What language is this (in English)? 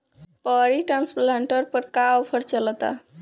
Bhojpuri